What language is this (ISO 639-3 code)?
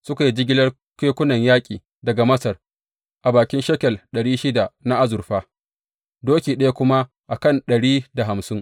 hau